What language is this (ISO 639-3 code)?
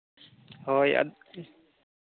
sat